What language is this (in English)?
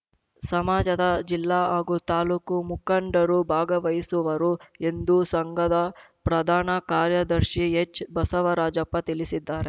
Kannada